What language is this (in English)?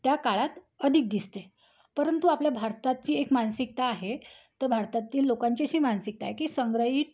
Marathi